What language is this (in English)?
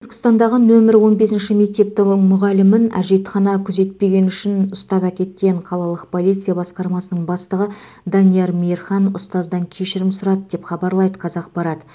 Kazakh